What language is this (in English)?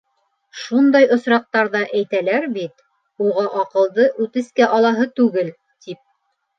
Bashkir